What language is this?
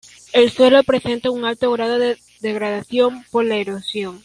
Spanish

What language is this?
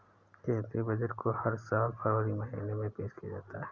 Hindi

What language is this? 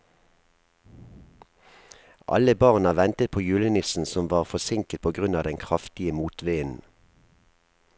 Norwegian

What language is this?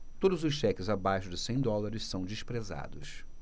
Portuguese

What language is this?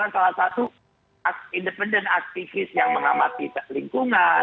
Indonesian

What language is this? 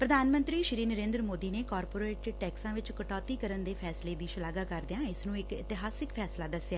Punjabi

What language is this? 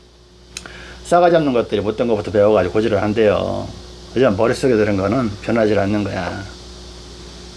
Korean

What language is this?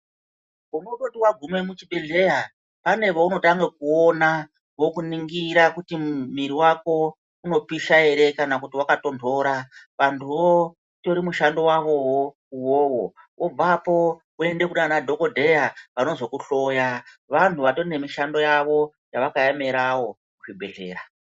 Ndau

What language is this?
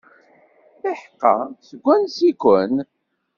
Kabyle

